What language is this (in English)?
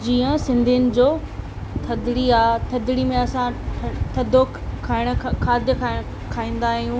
Sindhi